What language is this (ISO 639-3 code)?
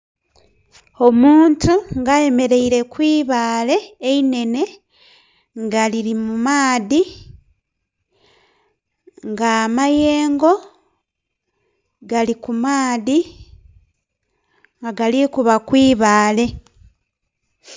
xog